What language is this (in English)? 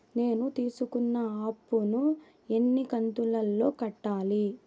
Telugu